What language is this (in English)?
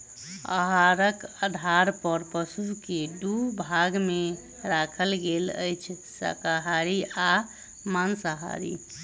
Maithili